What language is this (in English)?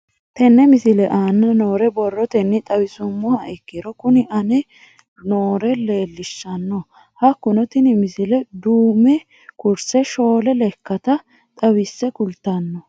Sidamo